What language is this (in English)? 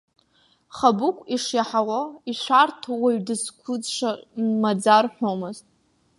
Abkhazian